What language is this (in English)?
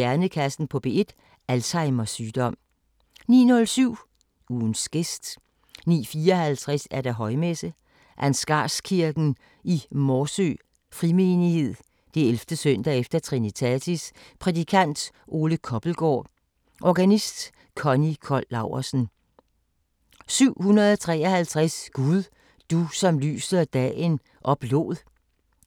Danish